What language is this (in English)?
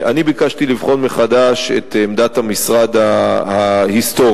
Hebrew